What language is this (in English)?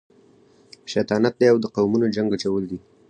Pashto